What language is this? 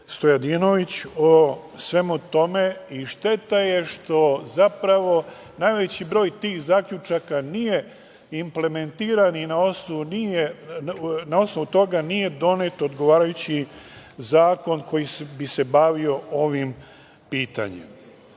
Serbian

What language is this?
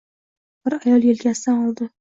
Uzbek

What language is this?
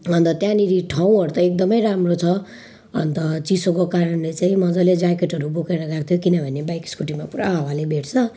Nepali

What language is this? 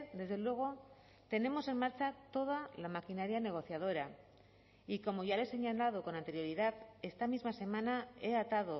Spanish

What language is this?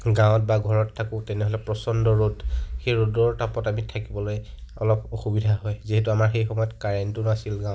Assamese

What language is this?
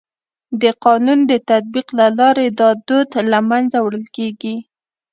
Pashto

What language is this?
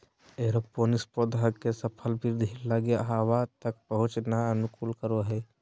Magahi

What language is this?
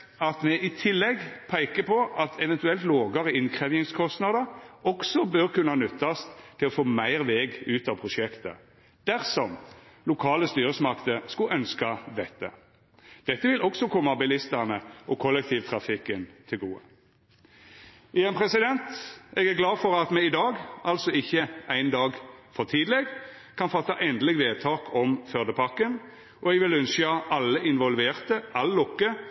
Norwegian Nynorsk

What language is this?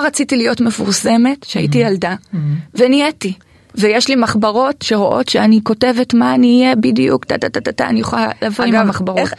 Hebrew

